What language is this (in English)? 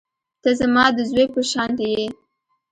Pashto